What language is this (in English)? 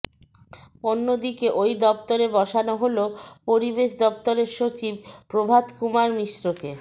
Bangla